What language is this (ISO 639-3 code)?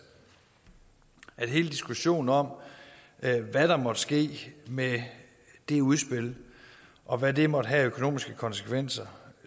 dan